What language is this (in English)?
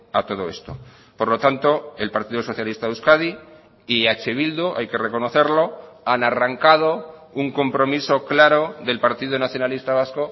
Spanish